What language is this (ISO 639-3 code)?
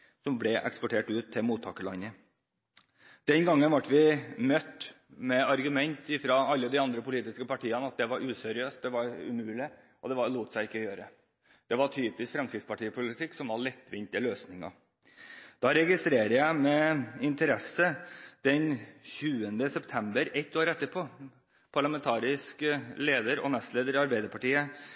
nob